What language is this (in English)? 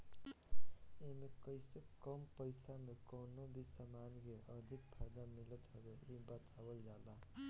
Bhojpuri